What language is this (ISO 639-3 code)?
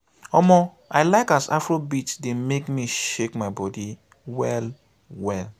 pcm